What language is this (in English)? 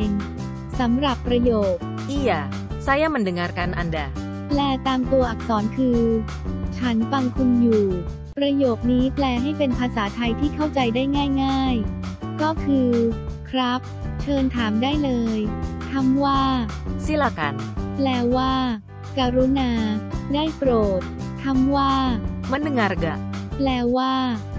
Thai